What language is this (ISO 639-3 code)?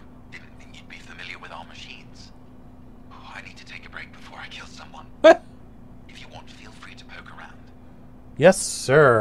eng